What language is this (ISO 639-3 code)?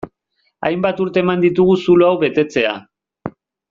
eus